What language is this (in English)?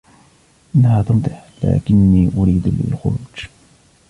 Arabic